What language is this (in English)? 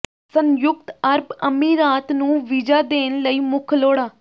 Punjabi